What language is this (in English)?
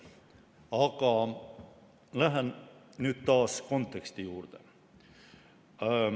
Estonian